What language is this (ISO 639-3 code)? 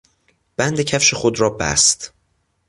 fas